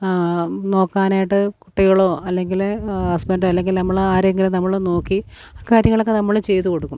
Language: Malayalam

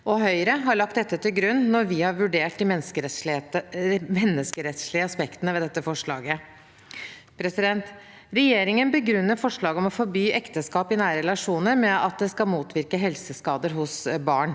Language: Norwegian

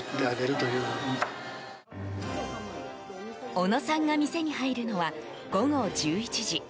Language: Japanese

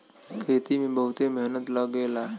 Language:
Bhojpuri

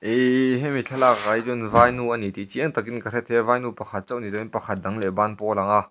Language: Mizo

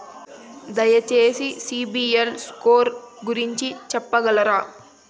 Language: Telugu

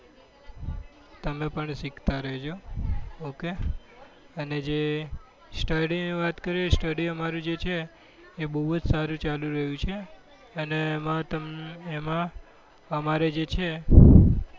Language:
Gujarati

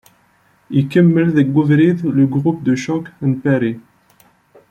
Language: Kabyle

